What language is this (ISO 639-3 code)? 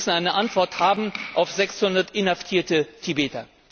deu